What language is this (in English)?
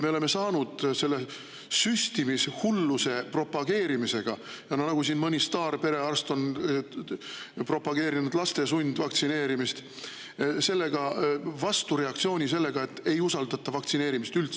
Estonian